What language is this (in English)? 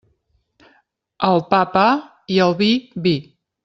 Catalan